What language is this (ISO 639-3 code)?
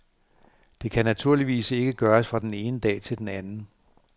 dan